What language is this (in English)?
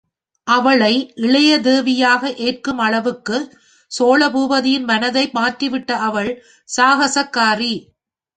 Tamil